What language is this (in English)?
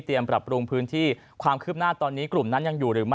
Thai